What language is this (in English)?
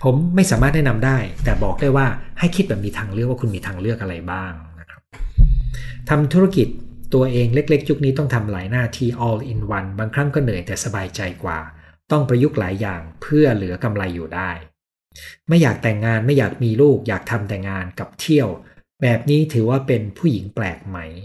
Thai